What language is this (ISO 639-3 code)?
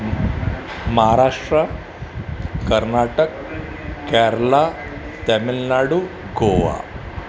snd